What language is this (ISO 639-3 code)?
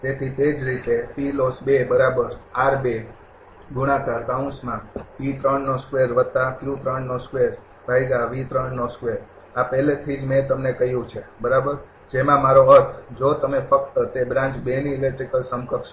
guj